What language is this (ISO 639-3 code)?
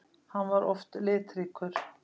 isl